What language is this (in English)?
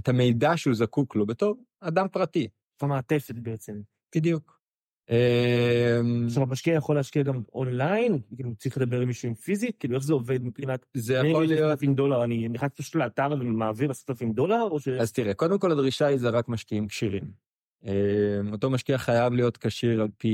Hebrew